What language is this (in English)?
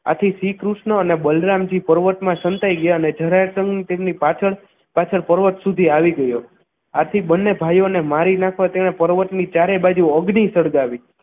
Gujarati